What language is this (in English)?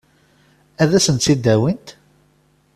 Kabyle